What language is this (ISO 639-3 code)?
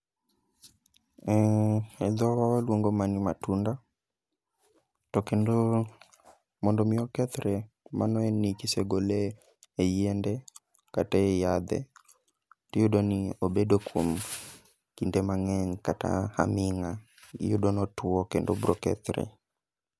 luo